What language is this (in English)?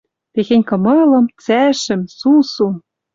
Western Mari